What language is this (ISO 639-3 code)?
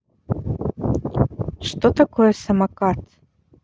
rus